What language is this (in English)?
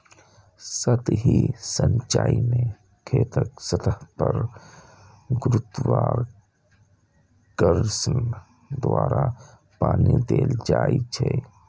Maithili